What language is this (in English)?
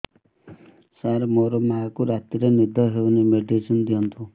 Odia